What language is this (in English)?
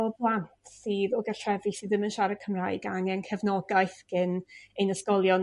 Welsh